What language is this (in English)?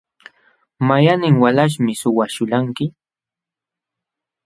Jauja Wanca Quechua